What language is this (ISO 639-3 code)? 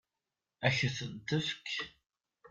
kab